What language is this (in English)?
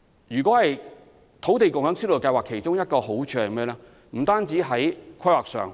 Cantonese